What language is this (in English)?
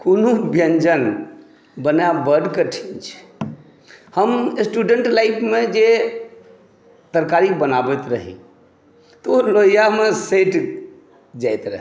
Maithili